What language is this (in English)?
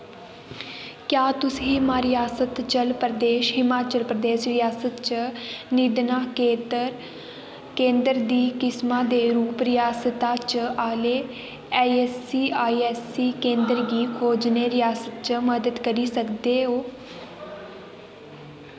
Dogri